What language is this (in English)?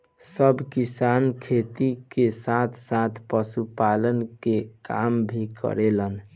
Bhojpuri